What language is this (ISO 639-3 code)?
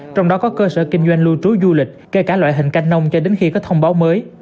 vie